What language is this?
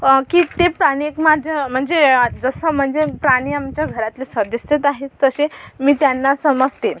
Marathi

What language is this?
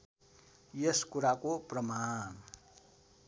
Nepali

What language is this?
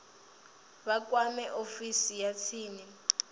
Venda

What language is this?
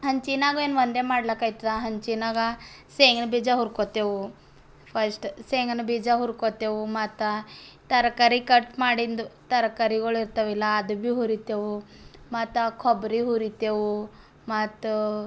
Kannada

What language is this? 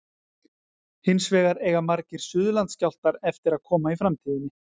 Icelandic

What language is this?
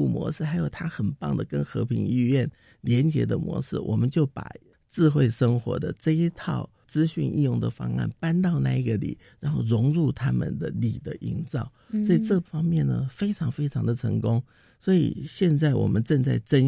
Chinese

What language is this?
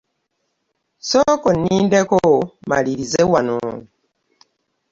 Ganda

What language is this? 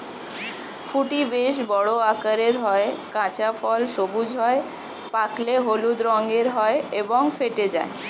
Bangla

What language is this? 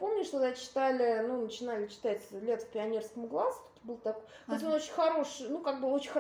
Russian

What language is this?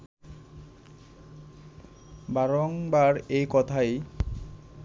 Bangla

